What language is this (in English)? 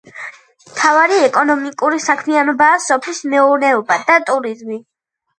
Georgian